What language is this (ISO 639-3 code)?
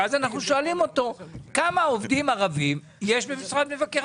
heb